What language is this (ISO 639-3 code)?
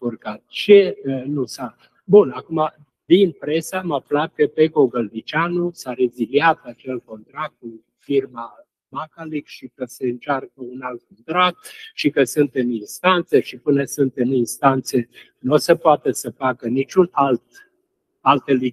ron